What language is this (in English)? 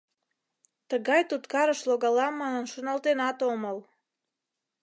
Mari